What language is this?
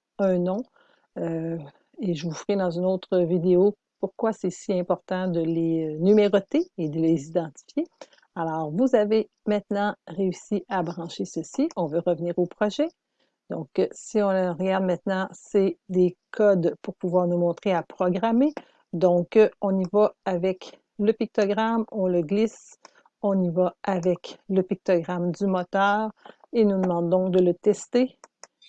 French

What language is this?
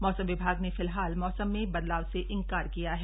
Hindi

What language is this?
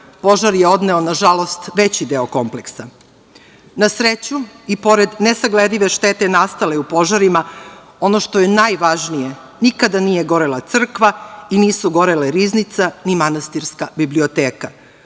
Serbian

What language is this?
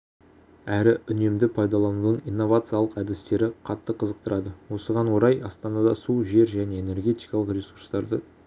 Kazakh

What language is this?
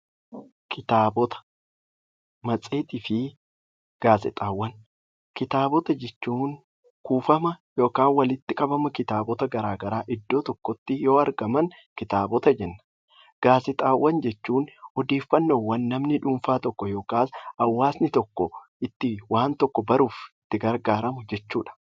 Oromo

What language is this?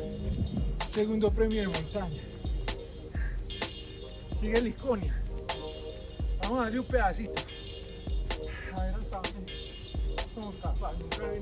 Spanish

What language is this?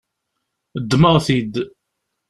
Kabyle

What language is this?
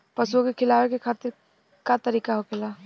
Bhojpuri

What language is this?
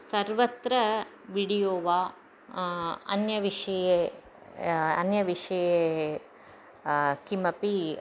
Sanskrit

